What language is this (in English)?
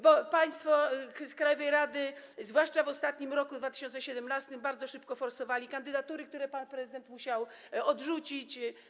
Polish